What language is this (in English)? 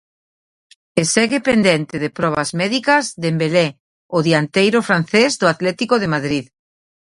Galician